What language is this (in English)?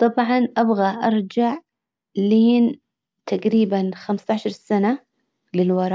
Hijazi Arabic